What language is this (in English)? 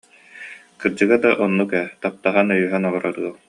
Yakut